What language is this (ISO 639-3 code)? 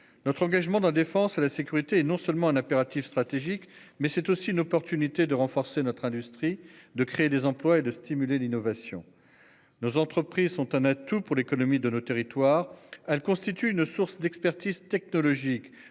fra